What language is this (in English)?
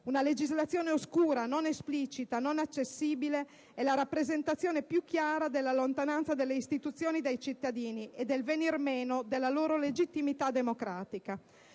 Italian